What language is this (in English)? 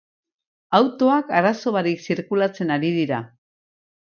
Basque